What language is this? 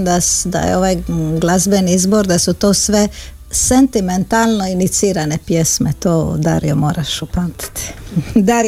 Croatian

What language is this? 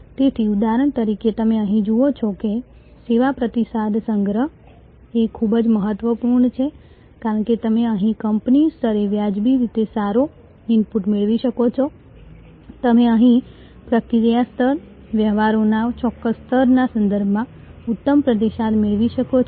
Gujarati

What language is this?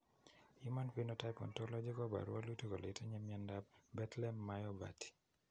Kalenjin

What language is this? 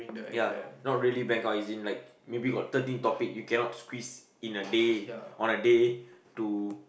English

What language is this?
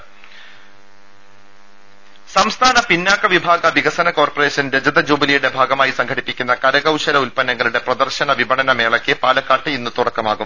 Malayalam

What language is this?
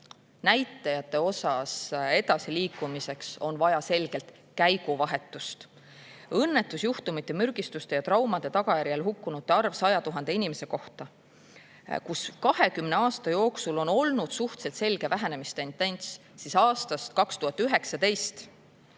Estonian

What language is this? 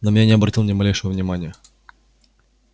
Russian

